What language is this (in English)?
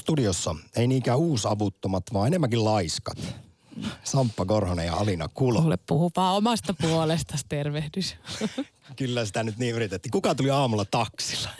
Finnish